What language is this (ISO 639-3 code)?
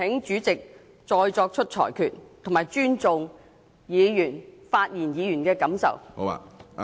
yue